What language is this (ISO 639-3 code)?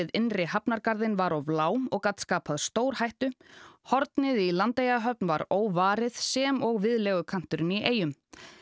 isl